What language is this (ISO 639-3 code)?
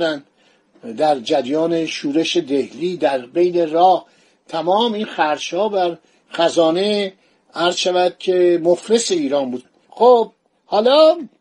fas